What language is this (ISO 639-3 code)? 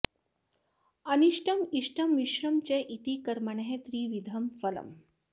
san